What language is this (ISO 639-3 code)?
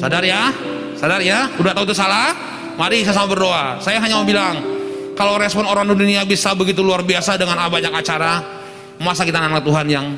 ind